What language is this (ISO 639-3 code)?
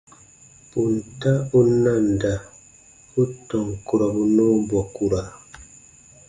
bba